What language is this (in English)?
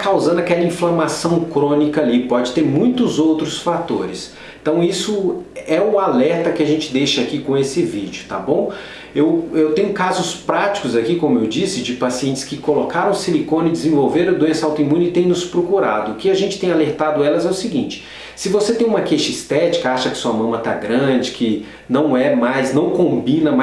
Portuguese